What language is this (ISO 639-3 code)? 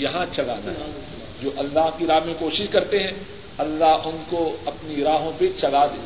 urd